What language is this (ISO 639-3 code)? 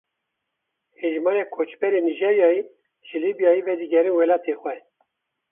kur